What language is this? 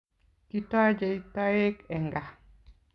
Kalenjin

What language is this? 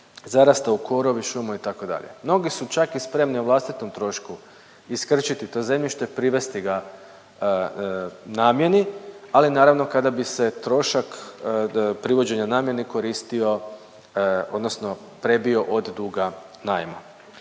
Croatian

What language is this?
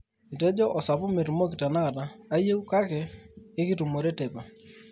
Masai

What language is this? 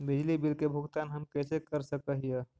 Magahi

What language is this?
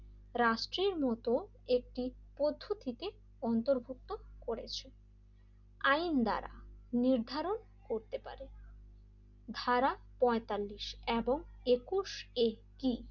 Bangla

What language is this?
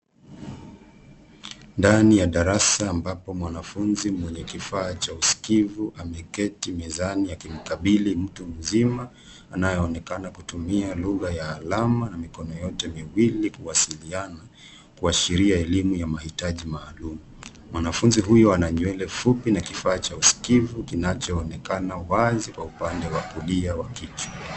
Swahili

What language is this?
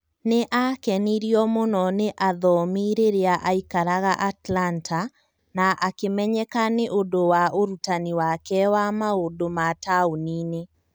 Kikuyu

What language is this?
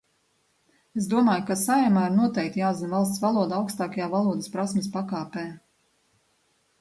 Latvian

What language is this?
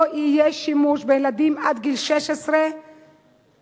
Hebrew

